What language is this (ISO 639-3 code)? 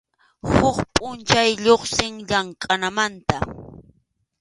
qxu